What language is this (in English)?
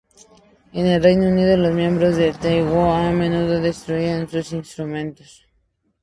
Spanish